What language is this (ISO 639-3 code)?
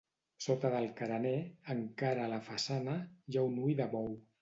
cat